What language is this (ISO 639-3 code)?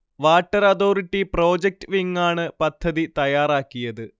mal